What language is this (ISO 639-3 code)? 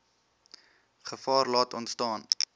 afr